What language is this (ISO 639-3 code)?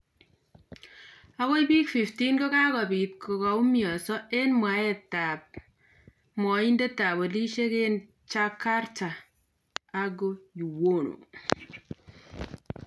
kln